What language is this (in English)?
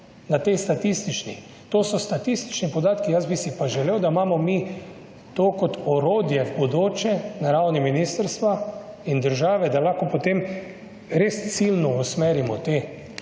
Slovenian